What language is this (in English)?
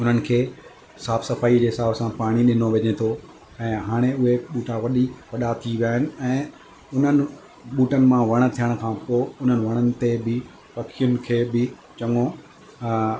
Sindhi